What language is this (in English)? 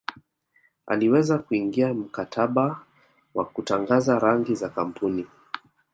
Swahili